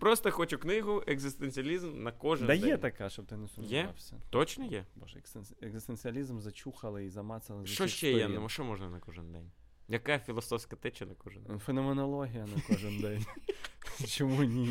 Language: Ukrainian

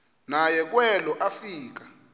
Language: Xhosa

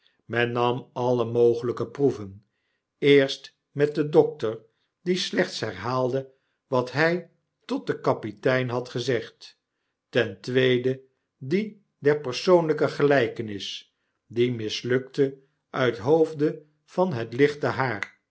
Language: Dutch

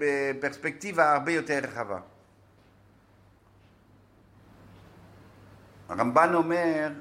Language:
Hebrew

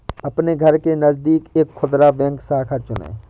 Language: Hindi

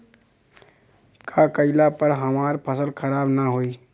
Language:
Bhojpuri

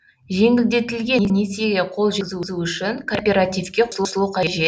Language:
Kazakh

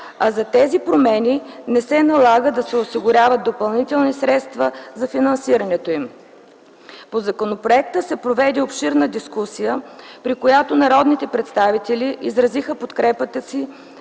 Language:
Bulgarian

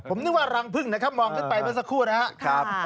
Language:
Thai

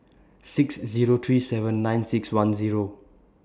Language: English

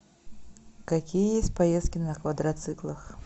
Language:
Russian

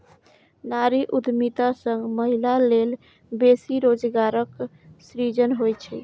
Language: Maithili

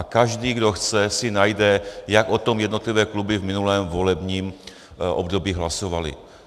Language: Czech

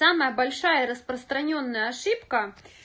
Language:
Russian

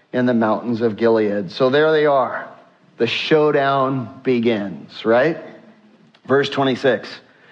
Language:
English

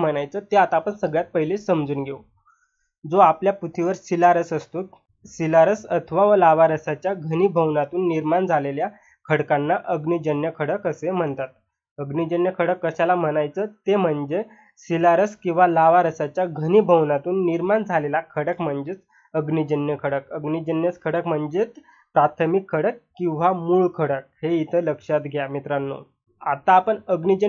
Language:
Hindi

